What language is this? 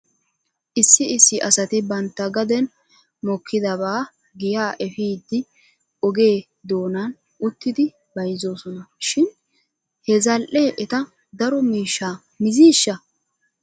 Wolaytta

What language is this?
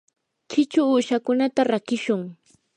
Yanahuanca Pasco Quechua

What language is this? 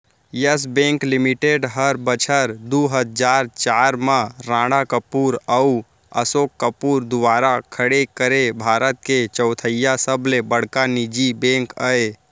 Chhattisgarhi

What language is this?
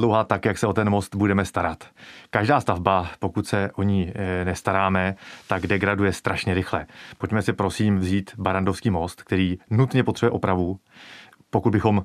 Czech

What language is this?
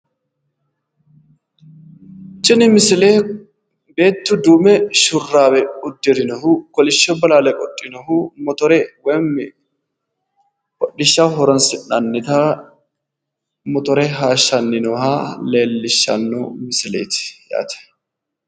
Sidamo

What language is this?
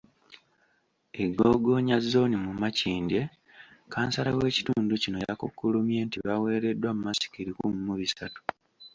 Ganda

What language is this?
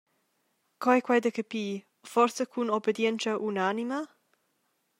Romansh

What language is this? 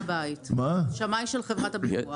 Hebrew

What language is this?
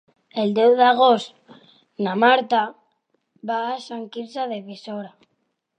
Catalan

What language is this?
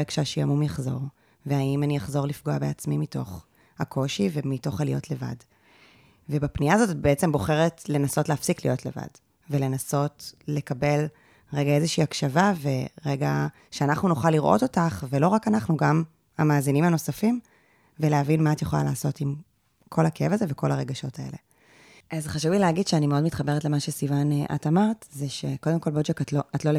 Hebrew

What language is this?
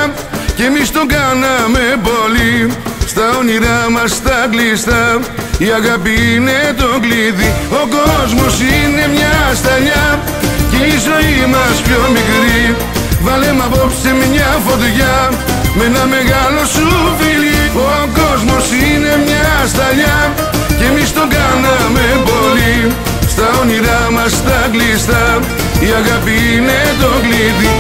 Greek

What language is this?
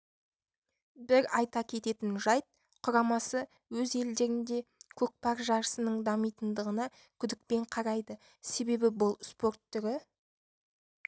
Kazakh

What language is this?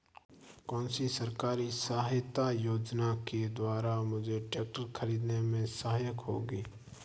Hindi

